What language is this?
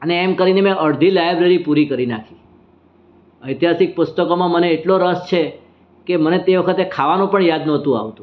Gujarati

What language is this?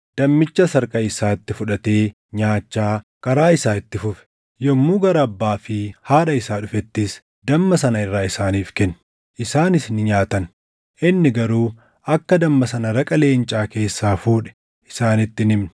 Oromo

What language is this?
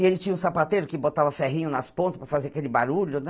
Portuguese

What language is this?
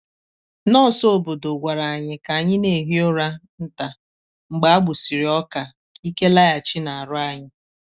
Igbo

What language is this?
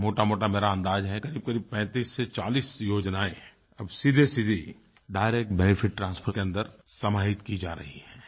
Hindi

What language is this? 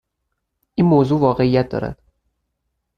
Persian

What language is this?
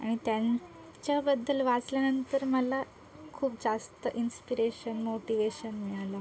Marathi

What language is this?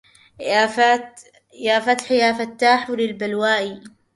Arabic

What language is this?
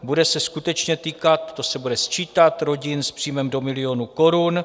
Czech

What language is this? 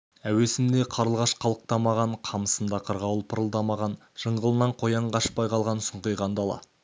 Kazakh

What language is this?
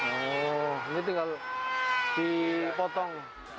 Indonesian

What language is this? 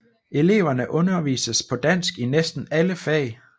Danish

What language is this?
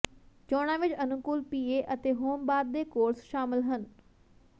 Punjabi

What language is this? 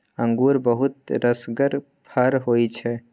Maithili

